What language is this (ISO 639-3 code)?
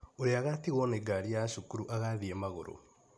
kik